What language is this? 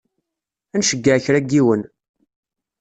Kabyle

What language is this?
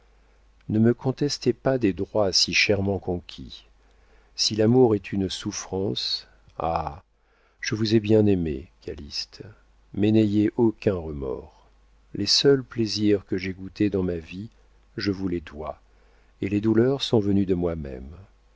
French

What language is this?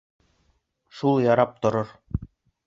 Bashkir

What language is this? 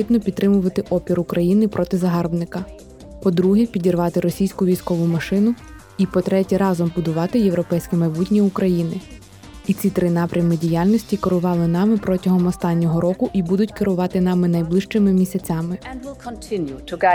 Ukrainian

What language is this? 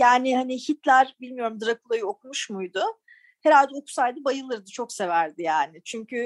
Turkish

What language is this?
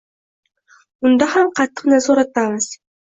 Uzbek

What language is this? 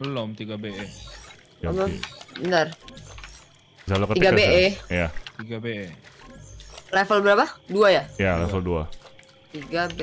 Indonesian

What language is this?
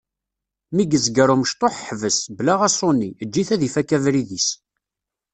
Kabyle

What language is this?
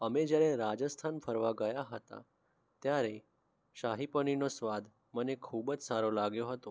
Gujarati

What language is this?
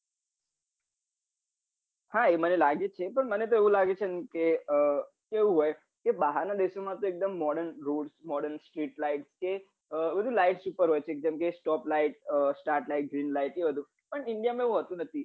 Gujarati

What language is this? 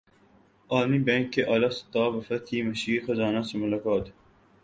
Urdu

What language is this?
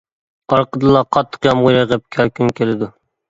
Uyghur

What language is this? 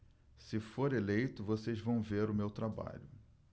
Portuguese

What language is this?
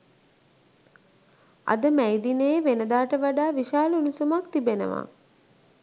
Sinhala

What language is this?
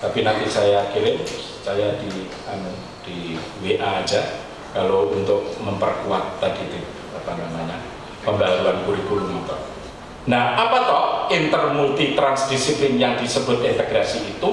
Indonesian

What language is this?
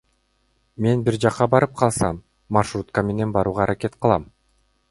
Kyrgyz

